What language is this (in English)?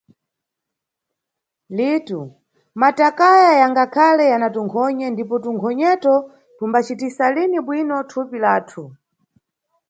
Nyungwe